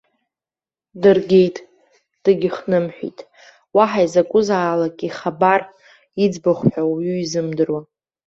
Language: Abkhazian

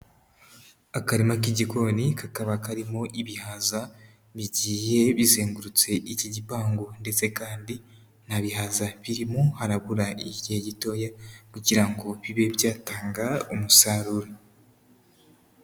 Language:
Kinyarwanda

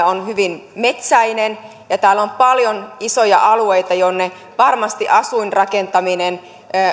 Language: Finnish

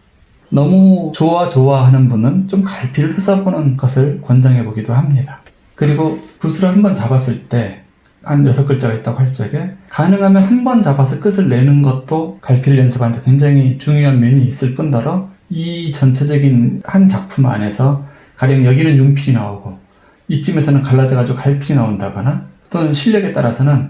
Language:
Korean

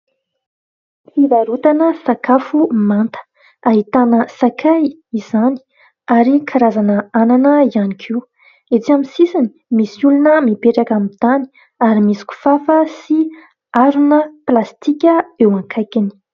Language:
Malagasy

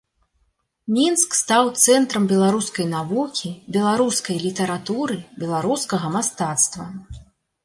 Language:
Belarusian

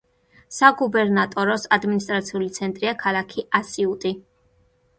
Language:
Georgian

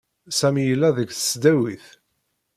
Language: Kabyle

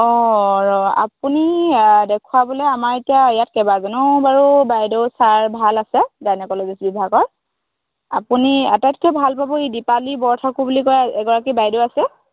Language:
Assamese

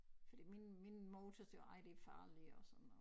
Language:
Danish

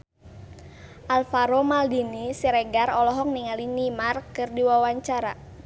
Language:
Sundanese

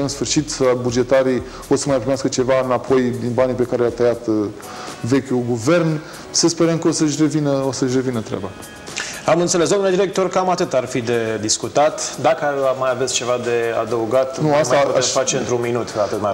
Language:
Romanian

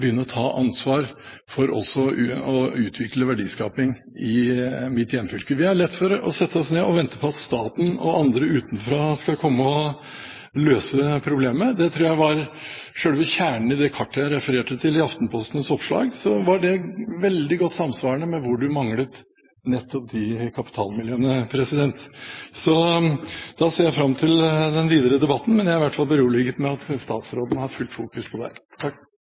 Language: Norwegian Bokmål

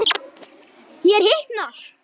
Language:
Icelandic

